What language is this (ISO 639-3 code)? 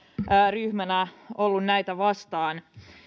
fin